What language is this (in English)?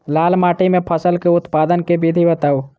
Maithili